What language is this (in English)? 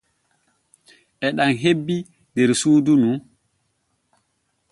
Borgu Fulfulde